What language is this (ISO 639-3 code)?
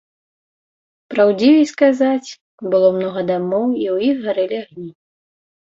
bel